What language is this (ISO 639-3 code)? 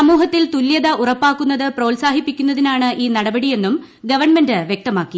mal